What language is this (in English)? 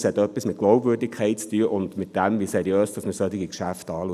Swiss German